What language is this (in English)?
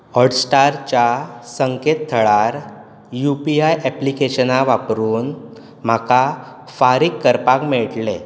Konkani